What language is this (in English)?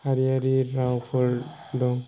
Bodo